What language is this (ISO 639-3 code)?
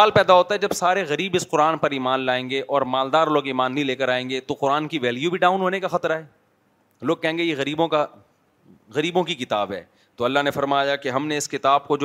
urd